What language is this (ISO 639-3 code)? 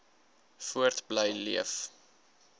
afr